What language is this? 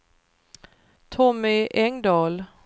Swedish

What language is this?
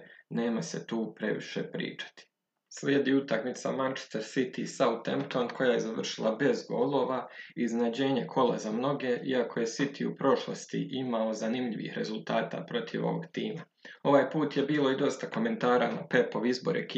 Croatian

